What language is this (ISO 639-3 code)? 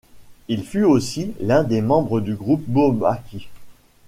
fra